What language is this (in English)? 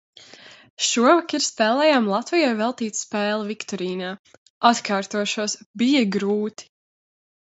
Latvian